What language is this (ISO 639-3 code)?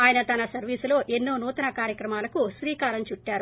tel